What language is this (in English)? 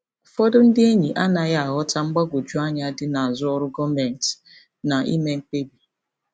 Igbo